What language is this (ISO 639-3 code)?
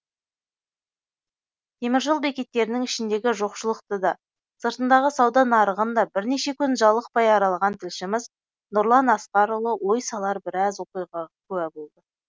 kaz